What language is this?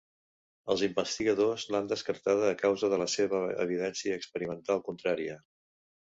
Catalan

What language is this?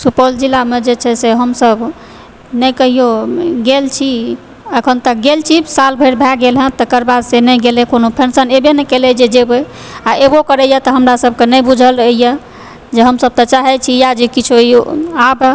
Maithili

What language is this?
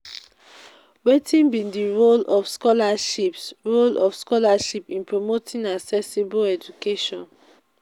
Nigerian Pidgin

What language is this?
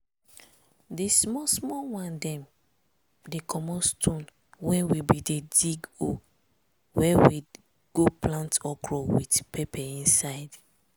Nigerian Pidgin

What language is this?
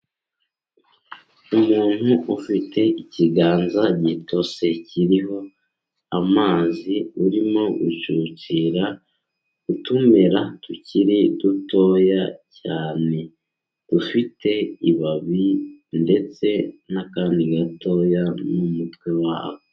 Kinyarwanda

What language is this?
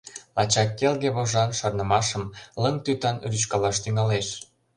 Mari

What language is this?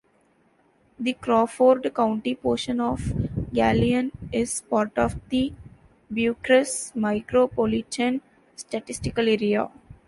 English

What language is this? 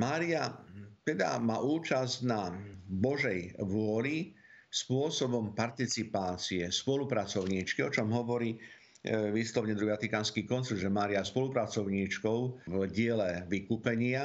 Slovak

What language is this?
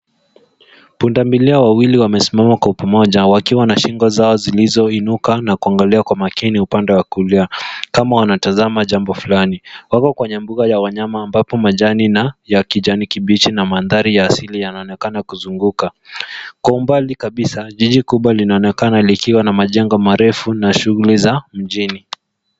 Swahili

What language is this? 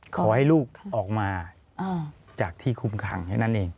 Thai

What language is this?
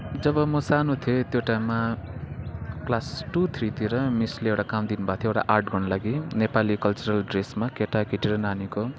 Nepali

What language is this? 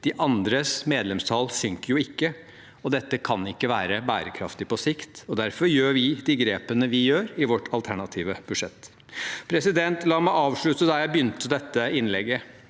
Norwegian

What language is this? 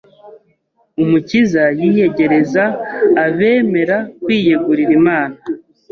Kinyarwanda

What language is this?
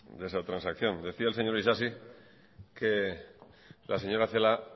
Spanish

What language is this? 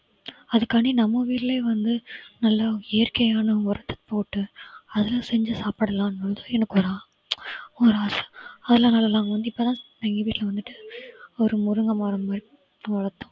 Tamil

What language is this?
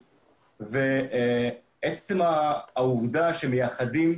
Hebrew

